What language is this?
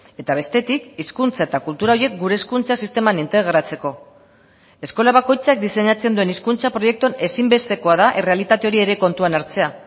Basque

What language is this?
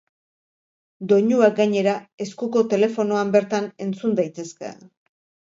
Basque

